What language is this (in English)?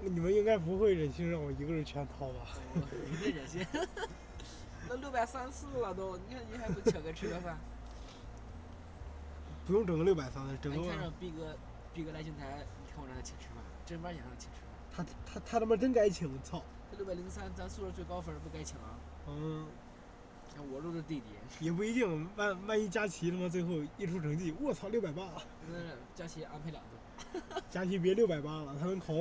Chinese